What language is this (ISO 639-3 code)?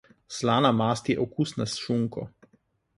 slv